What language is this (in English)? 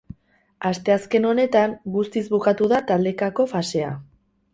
Basque